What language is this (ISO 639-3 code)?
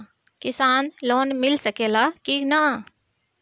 bho